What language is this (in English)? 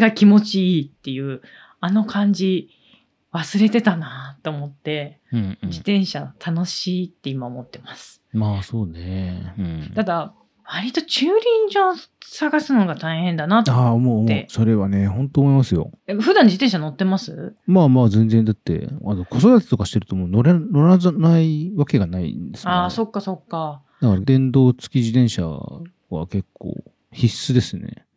Japanese